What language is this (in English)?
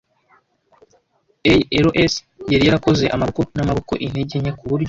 Kinyarwanda